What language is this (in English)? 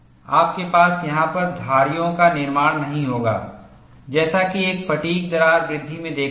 Hindi